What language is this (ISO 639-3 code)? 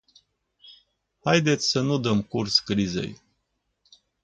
ron